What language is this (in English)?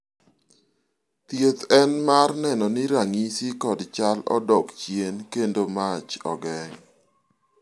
Luo (Kenya and Tanzania)